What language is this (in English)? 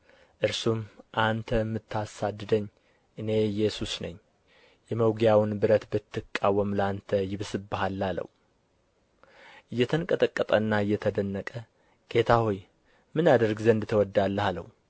Amharic